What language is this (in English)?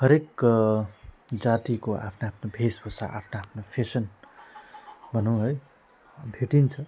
Nepali